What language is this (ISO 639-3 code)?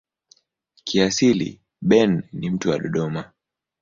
swa